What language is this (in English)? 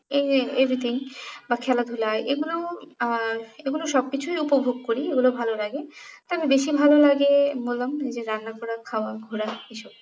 Bangla